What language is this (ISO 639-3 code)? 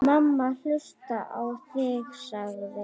isl